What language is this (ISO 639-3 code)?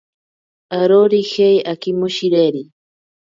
prq